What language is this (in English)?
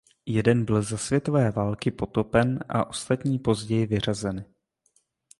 Czech